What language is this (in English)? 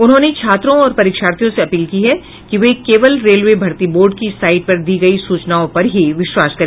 Hindi